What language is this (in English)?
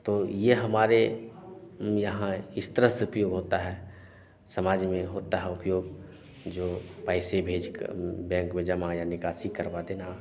Hindi